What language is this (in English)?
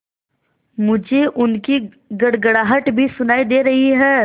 Hindi